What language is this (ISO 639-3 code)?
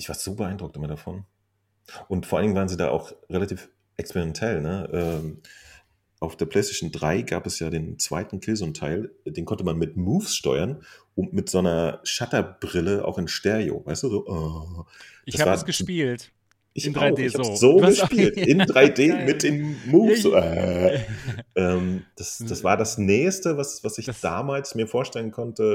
deu